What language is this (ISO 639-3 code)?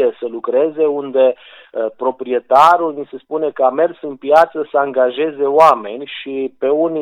ron